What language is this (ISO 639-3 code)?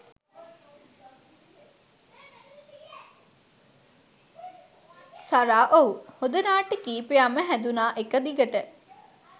sin